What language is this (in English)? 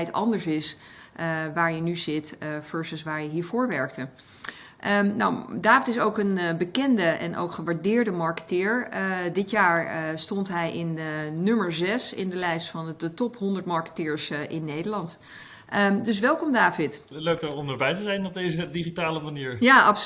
Dutch